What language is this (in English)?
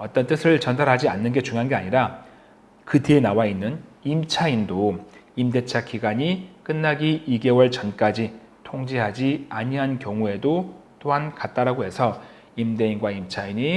Korean